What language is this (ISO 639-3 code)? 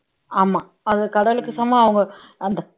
tam